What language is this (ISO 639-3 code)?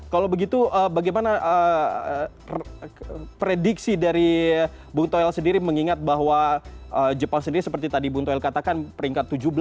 ind